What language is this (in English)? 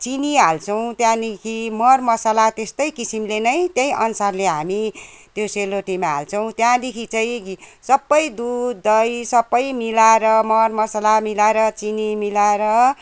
Nepali